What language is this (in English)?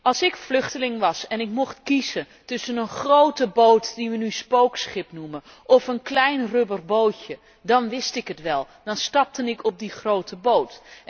Dutch